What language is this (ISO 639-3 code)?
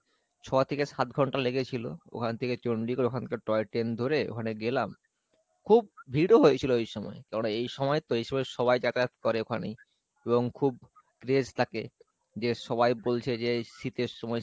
ben